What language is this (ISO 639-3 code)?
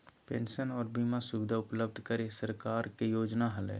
mag